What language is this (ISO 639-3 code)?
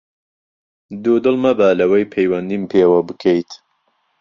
ckb